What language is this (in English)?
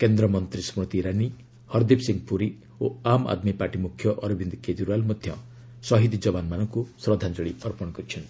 Odia